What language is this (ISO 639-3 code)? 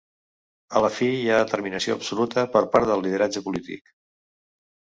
cat